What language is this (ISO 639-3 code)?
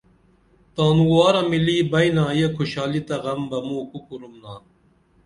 dml